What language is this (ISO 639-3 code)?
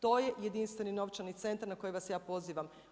hrv